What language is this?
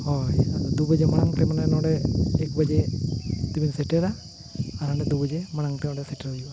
Santali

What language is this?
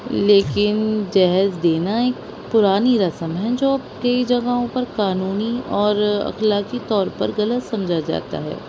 Urdu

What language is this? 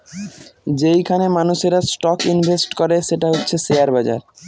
Bangla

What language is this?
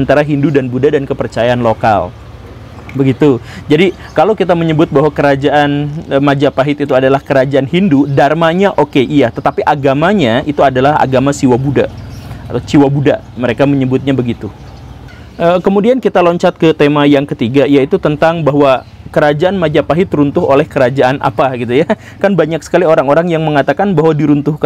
Indonesian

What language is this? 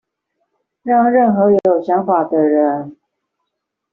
Chinese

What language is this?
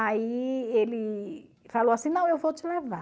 Portuguese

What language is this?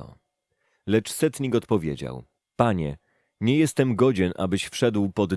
Polish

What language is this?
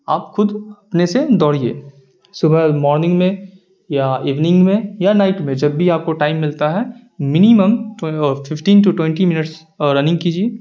Urdu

